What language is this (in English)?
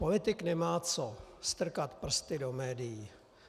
Czech